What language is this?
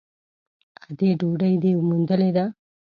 Pashto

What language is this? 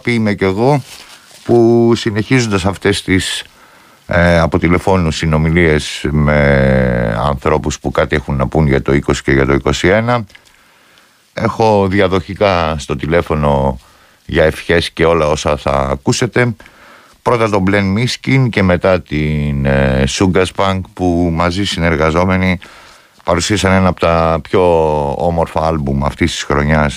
Greek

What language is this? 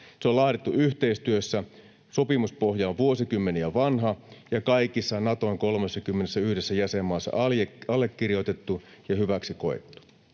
Finnish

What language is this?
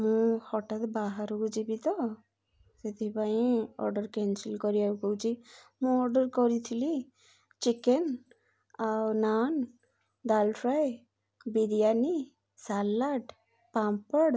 Odia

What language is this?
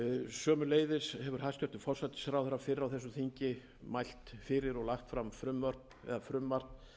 Icelandic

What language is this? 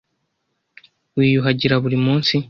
Kinyarwanda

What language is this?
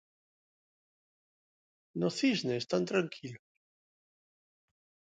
Galician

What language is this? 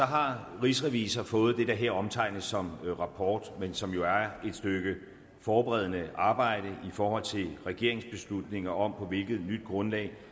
Danish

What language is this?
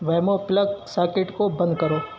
Urdu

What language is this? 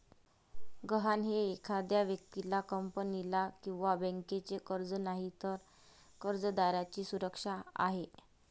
Marathi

